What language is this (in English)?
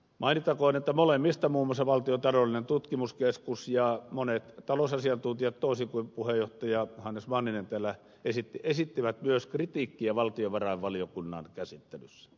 Finnish